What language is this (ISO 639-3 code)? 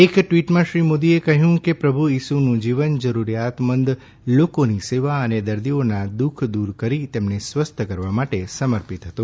guj